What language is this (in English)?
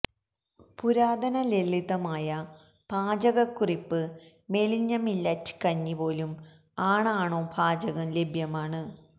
Malayalam